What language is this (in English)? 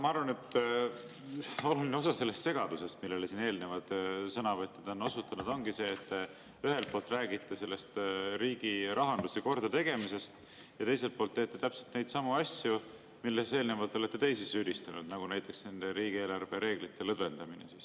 Estonian